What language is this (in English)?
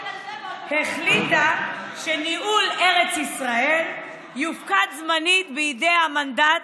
Hebrew